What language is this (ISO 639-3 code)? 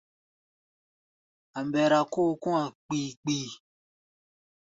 gba